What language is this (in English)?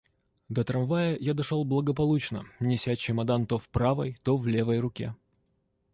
Russian